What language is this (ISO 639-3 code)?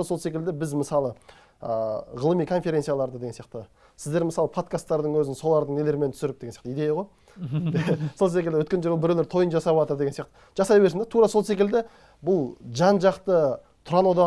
tur